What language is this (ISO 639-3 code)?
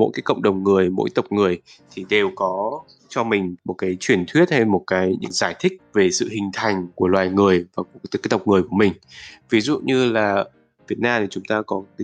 vie